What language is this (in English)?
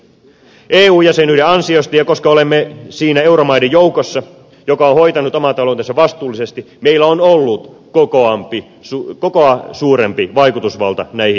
Finnish